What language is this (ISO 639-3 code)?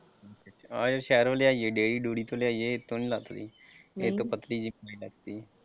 pan